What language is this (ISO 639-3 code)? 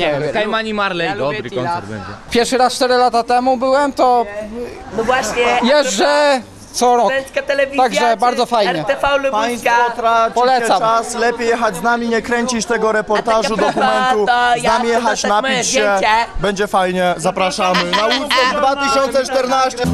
pol